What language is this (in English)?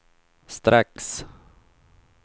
Swedish